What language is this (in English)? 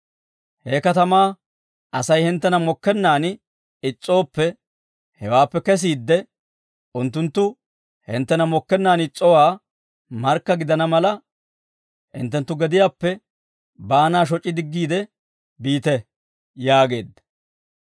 Dawro